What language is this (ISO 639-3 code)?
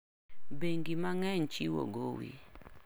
luo